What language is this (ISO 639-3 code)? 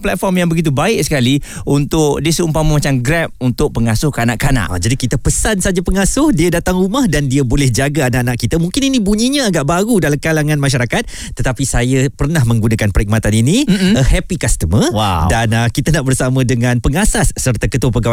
msa